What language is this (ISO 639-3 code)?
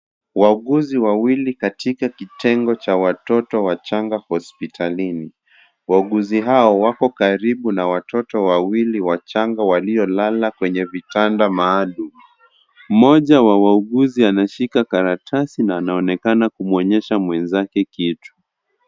swa